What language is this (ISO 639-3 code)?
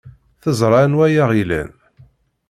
kab